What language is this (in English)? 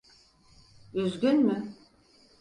Turkish